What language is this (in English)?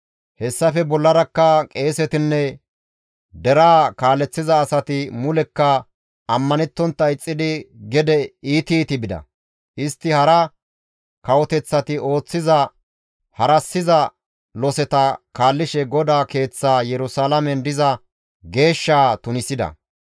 Gamo